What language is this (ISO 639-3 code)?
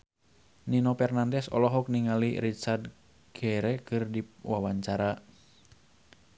sun